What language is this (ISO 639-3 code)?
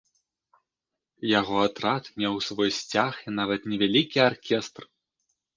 bel